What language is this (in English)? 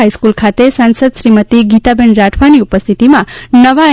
Gujarati